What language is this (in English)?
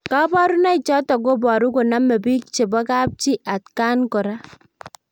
Kalenjin